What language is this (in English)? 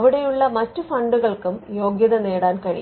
Malayalam